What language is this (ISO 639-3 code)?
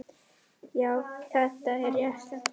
isl